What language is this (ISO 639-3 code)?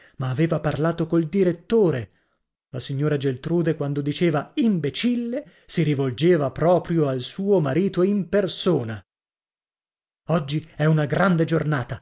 ita